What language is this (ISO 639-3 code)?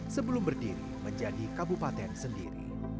ind